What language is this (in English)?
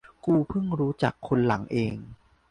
Thai